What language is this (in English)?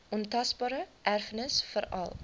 Afrikaans